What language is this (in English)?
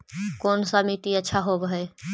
Magahi